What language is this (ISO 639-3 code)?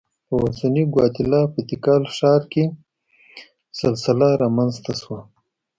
pus